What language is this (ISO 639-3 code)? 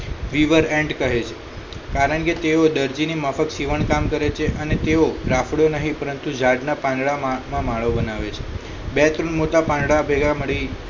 guj